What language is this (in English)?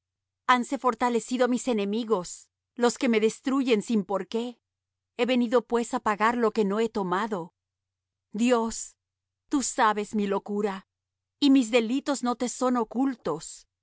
Spanish